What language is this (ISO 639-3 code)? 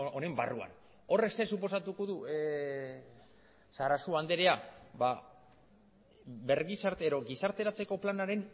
eus